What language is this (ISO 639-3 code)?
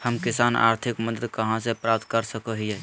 mag